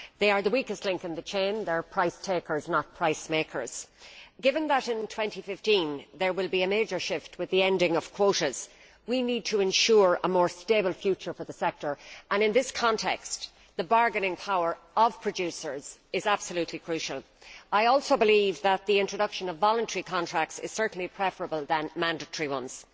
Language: English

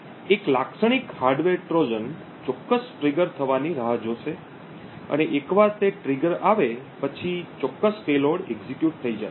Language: Gujarati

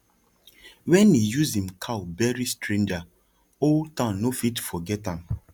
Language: Nigerian Pidgin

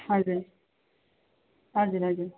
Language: Nepali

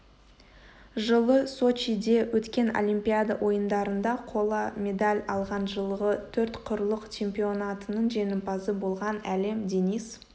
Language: Kazakh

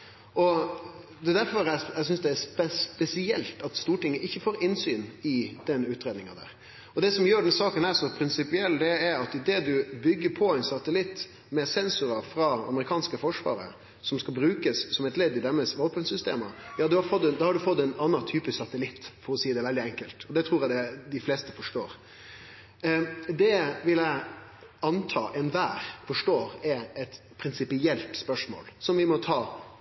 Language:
Norwegian Nynorsk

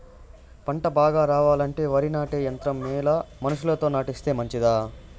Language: Telugu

